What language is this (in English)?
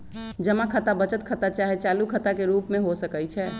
Magahi